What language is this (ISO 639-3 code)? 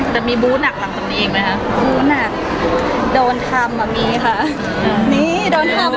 tha